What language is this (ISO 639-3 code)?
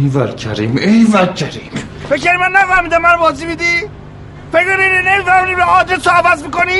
fas